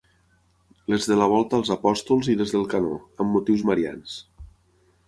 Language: Catalan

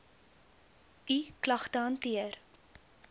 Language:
Afrikaans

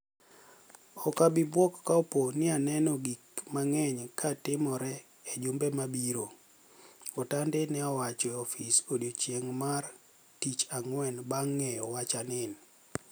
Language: Luo (Kenya and Tanzania)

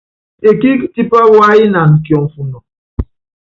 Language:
Yangben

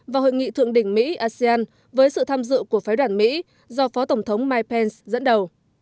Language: Vietnamese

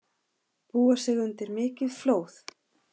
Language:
Icelandic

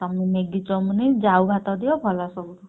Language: Odia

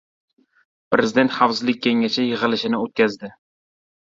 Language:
Uzbek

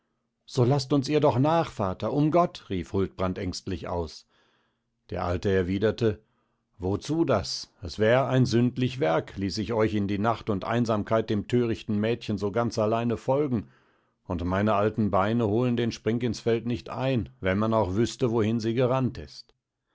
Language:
German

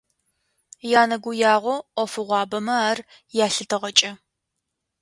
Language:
Adyghe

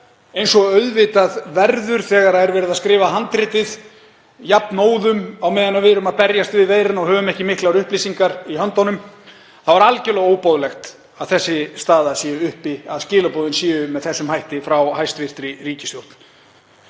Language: Icelandic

